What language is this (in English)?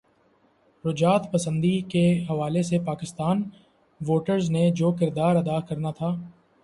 Urdu